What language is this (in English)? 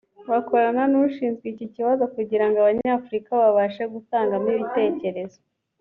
Kinyarwanda